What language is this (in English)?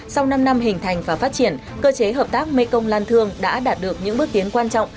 Vietnamese